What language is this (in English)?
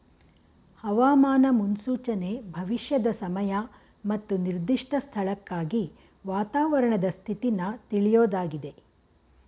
Kannada